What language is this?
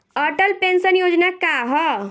Bhojpuri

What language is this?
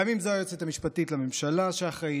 Hebrew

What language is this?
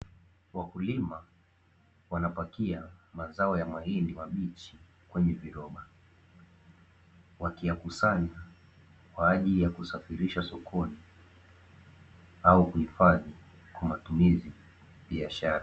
Swahili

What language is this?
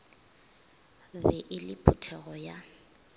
Northern Sotho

